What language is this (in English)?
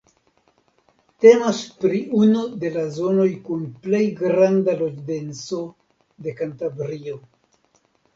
Esperanto